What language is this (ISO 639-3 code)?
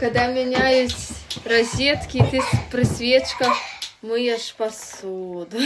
rus